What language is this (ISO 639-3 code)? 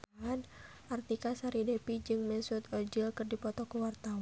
sun